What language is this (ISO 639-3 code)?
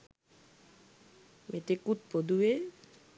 sin